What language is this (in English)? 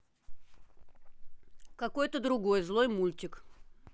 Russian